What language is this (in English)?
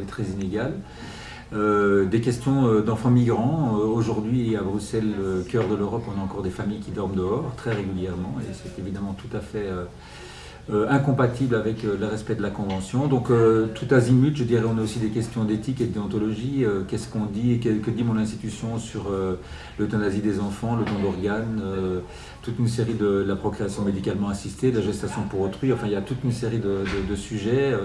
French